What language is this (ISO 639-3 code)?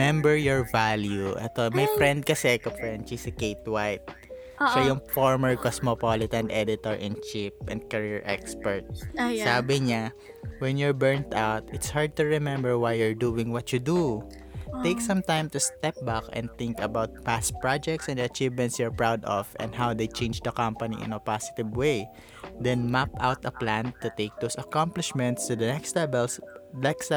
fil